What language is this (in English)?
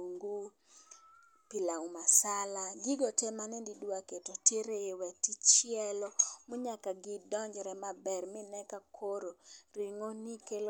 Luo (Kenya and Tanzania)